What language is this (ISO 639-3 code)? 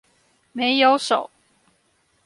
zho